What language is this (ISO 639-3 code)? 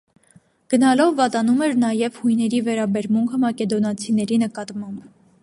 hye